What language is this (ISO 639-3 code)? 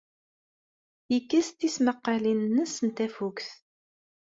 kab